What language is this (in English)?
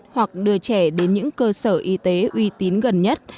Vietnamese